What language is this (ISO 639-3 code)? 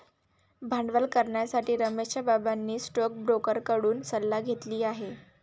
mar